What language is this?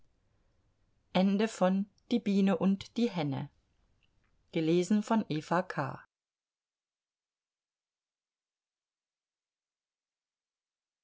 German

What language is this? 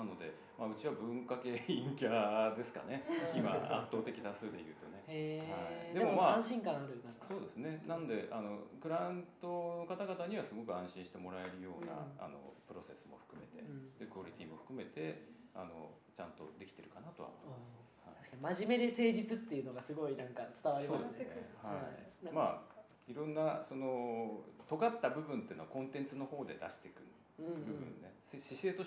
Japanese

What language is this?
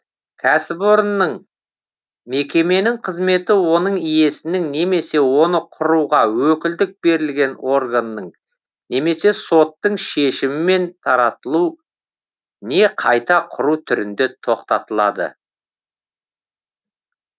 Kazakh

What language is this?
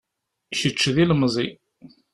Kabyle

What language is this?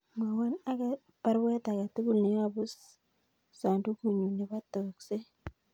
Kalenjin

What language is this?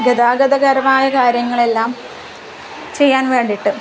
Malayalam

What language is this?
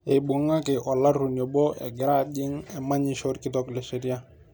Masai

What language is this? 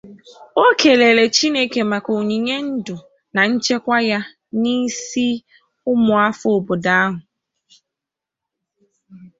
Igbo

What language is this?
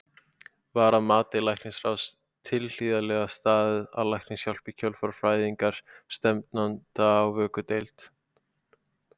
Icelandic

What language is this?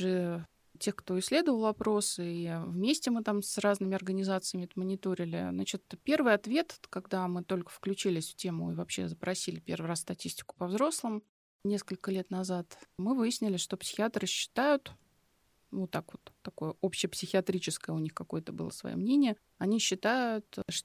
Russian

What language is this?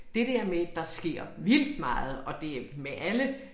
Danish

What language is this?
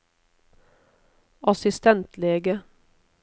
Norwegian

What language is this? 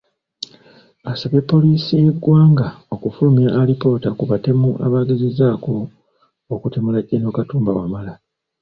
Ganda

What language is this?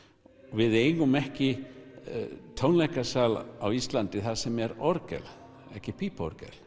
Icelandic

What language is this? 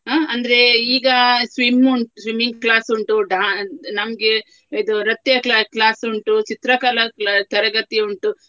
Kannada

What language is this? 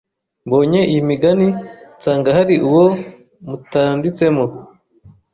Kinyarwanda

